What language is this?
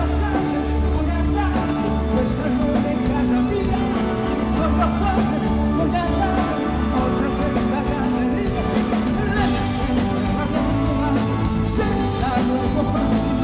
Italian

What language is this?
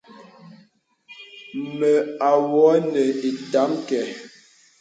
Bebele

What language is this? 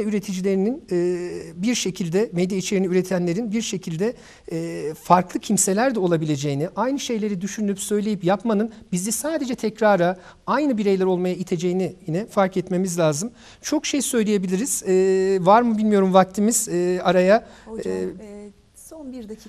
Turkish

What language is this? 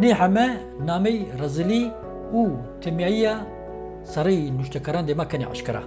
Turkish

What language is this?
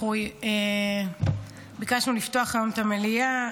Hebrew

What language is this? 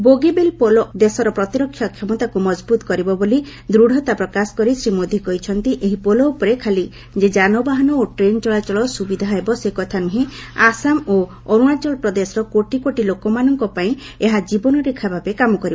Odia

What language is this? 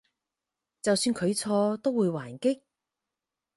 Cantonese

